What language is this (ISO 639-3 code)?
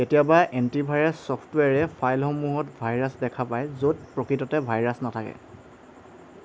asm